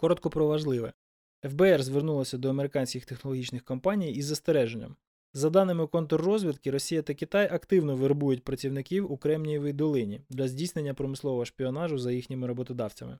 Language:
Ukrainian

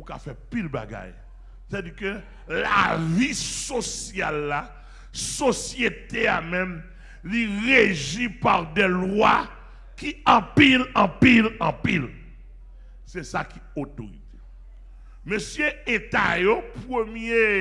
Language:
French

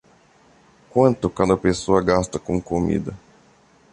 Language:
Portuguese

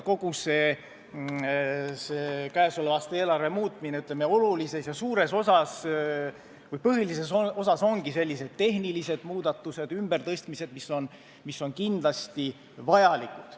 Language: Estonian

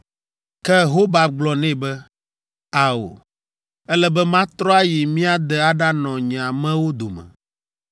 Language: Ewe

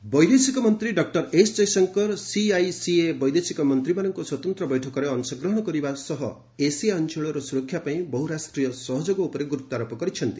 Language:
Odia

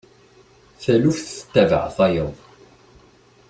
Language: Kabyle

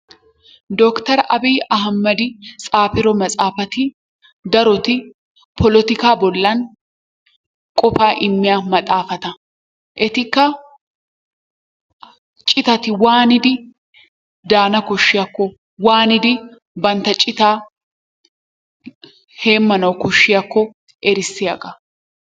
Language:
Wolaytta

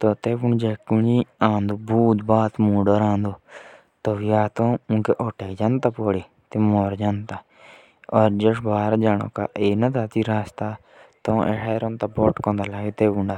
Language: Jaunsari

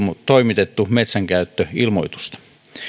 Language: Finnish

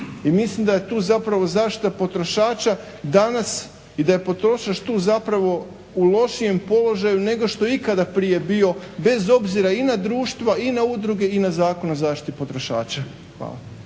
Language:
Croatian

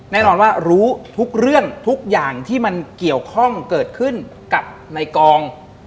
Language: Thai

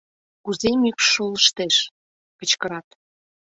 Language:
Mari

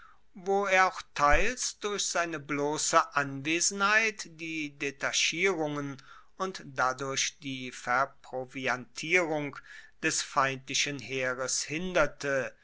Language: German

